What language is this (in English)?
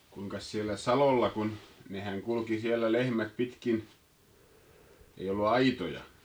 Finnish